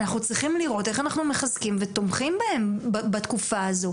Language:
Hebrew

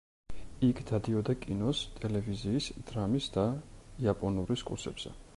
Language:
Georgian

